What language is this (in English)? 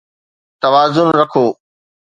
Sindhi